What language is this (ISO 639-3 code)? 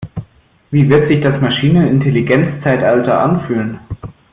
deu